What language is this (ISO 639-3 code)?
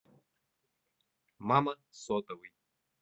rus